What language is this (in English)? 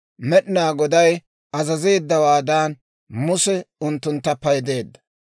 Dawro